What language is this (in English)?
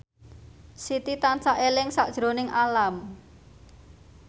Javanese